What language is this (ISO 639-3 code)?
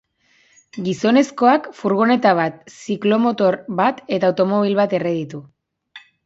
eus